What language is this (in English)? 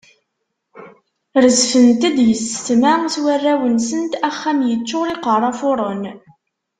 Kabyle